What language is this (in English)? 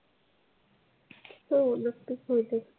Marathi